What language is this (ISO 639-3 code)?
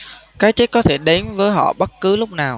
vie